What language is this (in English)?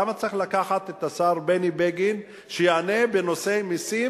Hebrew